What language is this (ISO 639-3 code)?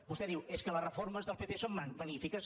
cat